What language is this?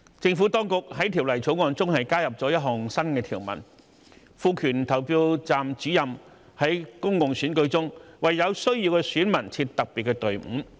Cantonese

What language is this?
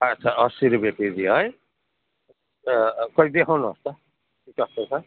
Nepali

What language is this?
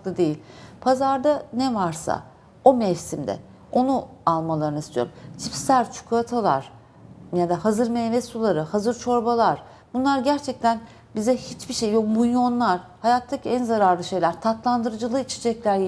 Turkish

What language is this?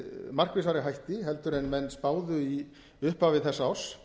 Icelandic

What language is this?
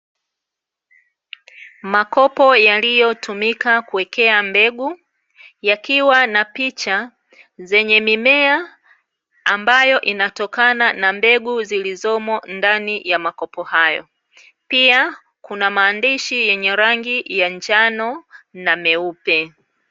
Swahili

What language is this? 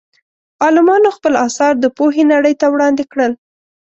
Pashto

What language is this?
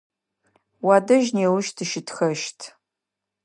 Adyghe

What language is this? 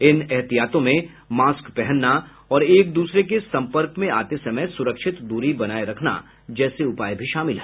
Hindi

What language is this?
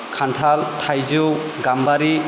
Bodo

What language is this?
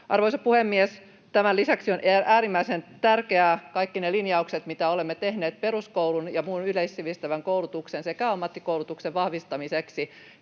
Finnish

